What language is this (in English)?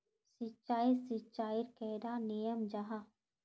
Magahi